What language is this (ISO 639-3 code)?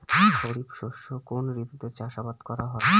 ben